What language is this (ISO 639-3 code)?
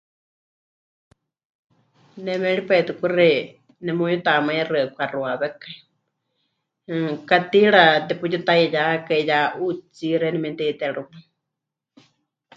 hch